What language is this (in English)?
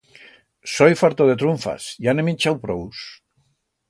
Aragonese